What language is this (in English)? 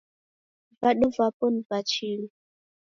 Taita